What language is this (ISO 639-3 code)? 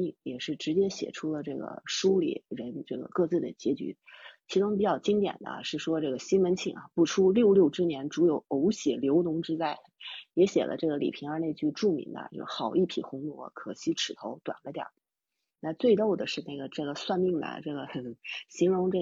zho